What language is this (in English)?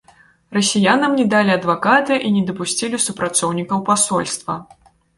Belarusian